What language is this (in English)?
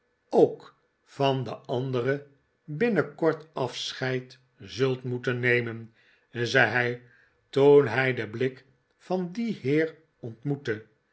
Dutch